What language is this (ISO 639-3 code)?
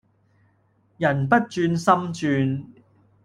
yue